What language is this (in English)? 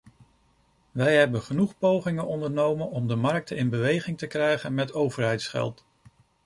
Dutch